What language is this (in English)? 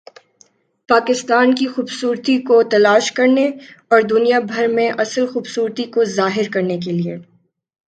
Urdu